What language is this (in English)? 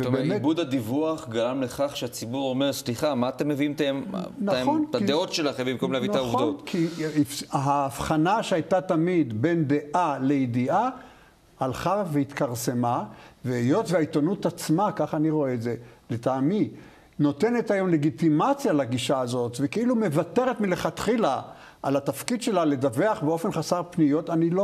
Hebrew